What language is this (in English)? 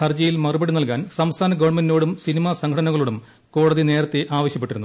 Malayalam